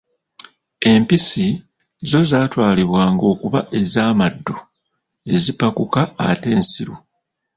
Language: Ganda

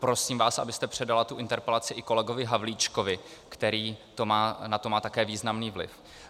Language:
Czech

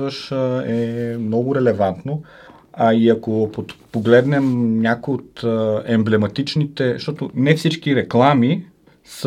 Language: Bulgarian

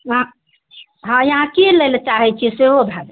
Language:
Maithili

